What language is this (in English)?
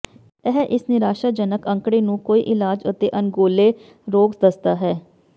Punjabi